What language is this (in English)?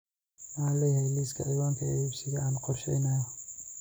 Somali